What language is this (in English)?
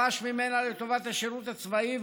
Hebrew